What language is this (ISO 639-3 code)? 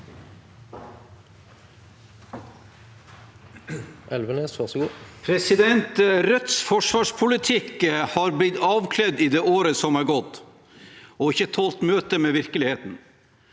nor